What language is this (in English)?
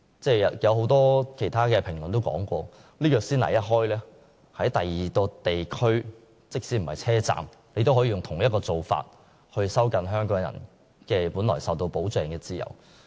Cantonese